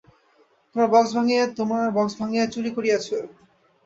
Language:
Bangla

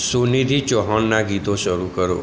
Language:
Gujarati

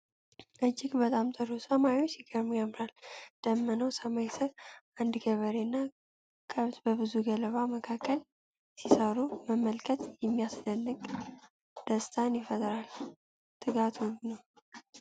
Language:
Amharic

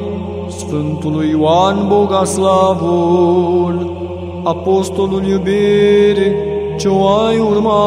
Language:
Romanian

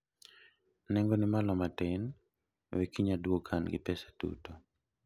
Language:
Luo (Kenya and Tanzania)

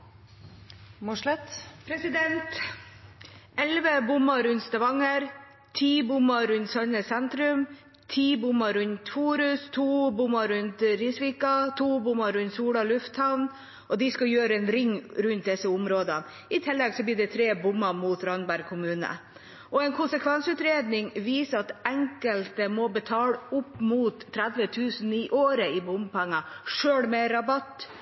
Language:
Norwegian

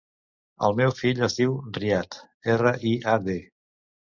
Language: Catalan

